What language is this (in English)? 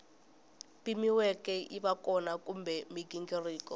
Tsonga